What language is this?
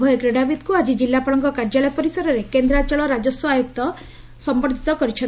Odia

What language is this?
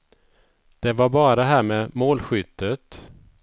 Swedish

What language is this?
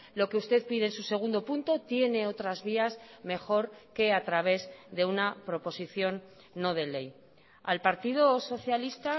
Spanish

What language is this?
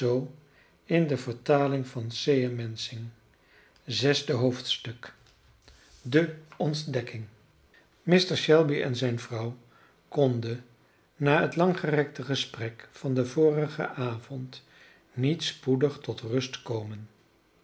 Dutch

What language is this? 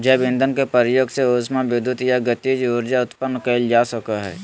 Magahi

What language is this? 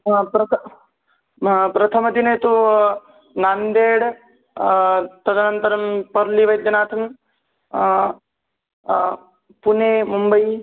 Sanskrit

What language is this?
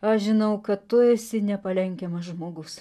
Lithuanian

